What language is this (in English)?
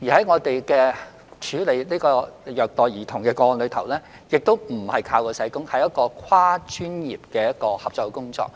Cantonese